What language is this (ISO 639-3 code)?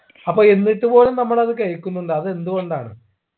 mal